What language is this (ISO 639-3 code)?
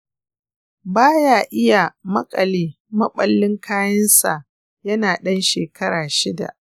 hau